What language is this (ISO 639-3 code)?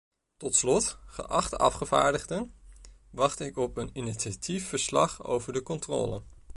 nld